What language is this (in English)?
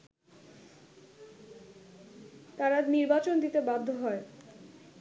Bangla